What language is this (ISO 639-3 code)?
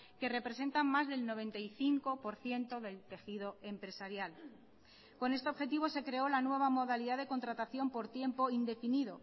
spa